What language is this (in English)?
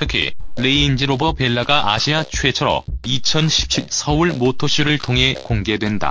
Korean